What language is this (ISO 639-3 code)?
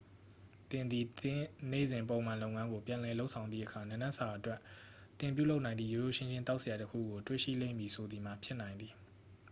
mya